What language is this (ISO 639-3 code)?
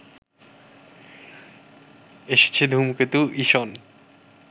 ben